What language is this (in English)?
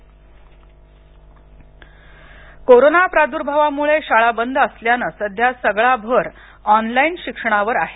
Marathi